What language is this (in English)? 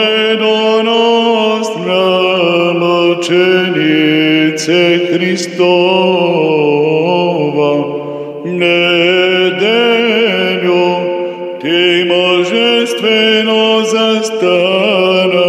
Romanian